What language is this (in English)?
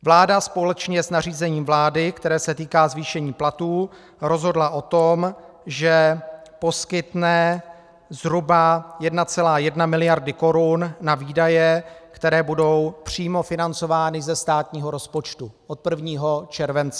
Czech